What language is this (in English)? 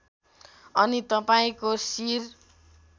Nepali